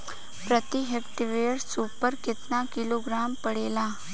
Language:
Bhojpuri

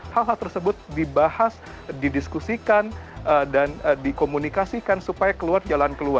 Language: Indonesian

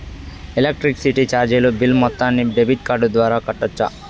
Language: Telugu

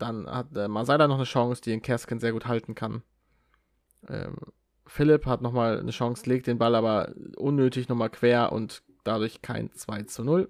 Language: German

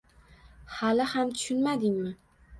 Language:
Uzbek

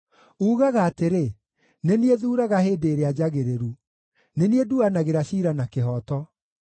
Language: Kikuyu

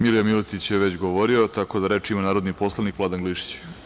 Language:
Serbian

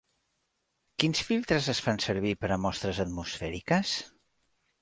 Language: Catalan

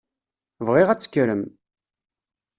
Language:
Kabyle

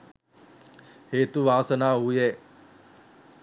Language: Sinhala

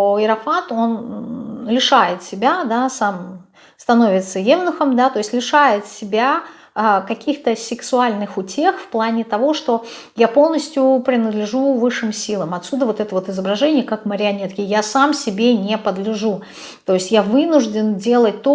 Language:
Russian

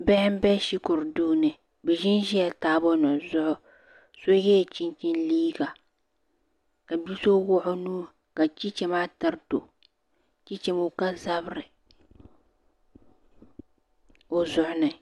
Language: Dagbani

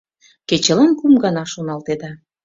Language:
Mari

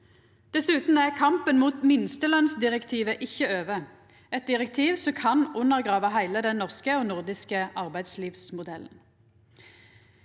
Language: Norwegian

